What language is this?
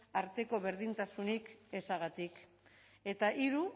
Basque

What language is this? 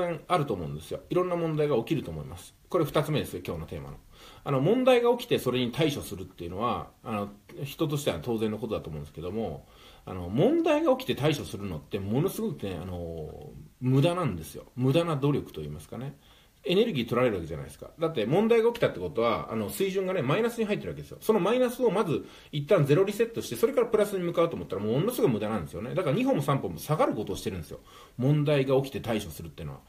Japanese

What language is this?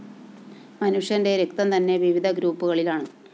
Malayalam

